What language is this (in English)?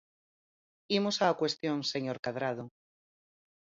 Galician